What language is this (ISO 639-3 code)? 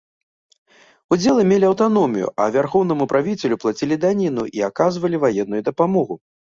bel